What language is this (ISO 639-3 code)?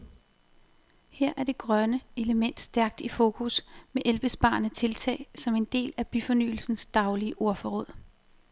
dan